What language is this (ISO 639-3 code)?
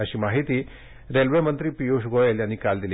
mar